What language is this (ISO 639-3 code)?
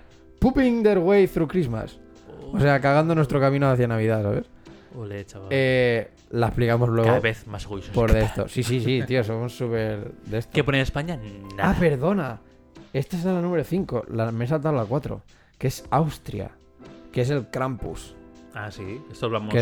spa